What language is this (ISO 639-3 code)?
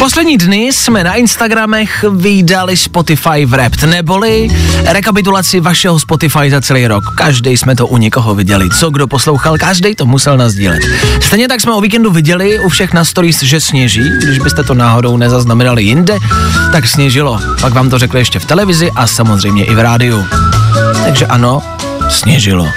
ces